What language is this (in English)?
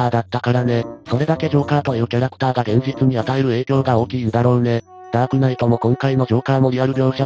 Japanese